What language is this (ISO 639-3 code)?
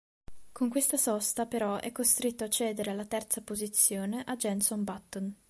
ita